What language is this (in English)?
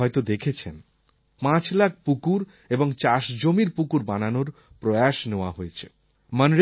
Bangla